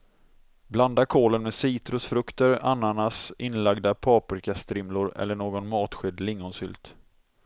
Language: Swedish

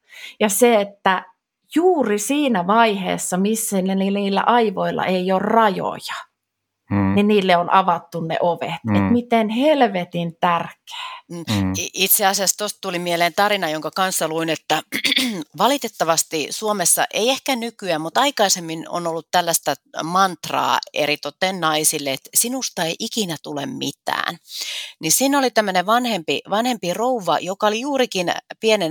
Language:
Finnish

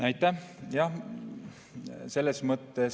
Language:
Estonian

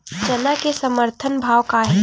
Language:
Chhattisgarhi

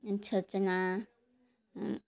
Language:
Odia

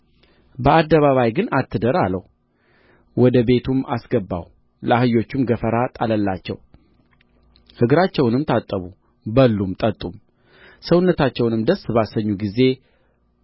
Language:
Amharic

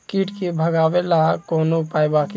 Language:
Bhojpuri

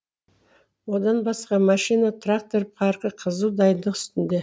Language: Kazakh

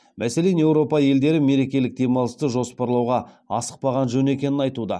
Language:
Kazakh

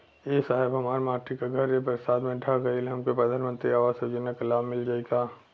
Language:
Bhojpuri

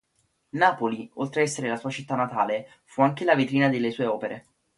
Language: Italian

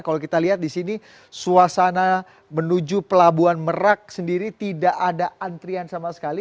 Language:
Indonesian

